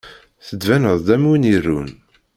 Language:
Kabyle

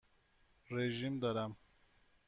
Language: Persian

